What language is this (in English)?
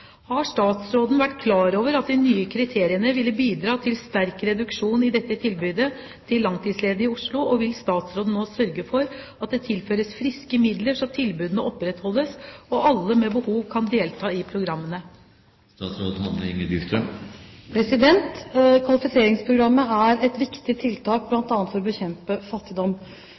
Norwegian Bokmål